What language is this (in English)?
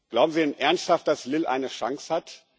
German